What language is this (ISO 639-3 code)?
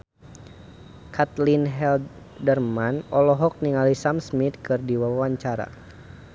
sun